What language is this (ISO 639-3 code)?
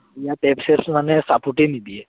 asm